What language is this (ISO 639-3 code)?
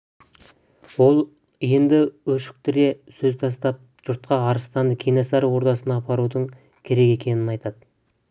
kaz